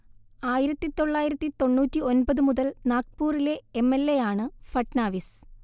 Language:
Malayalam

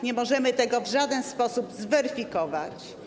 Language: Polish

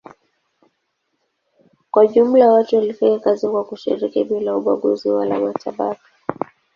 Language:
Swahili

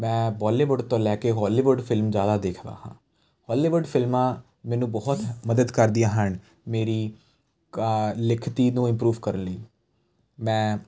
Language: Punjabi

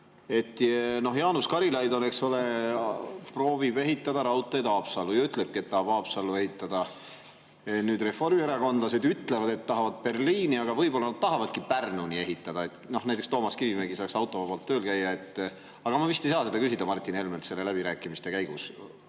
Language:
Estonian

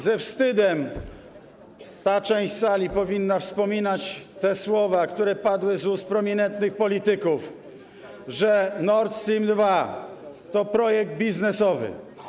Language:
Polish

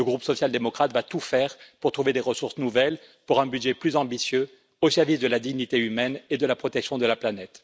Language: French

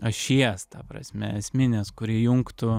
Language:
Lithuanian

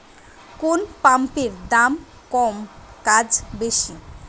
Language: Bangla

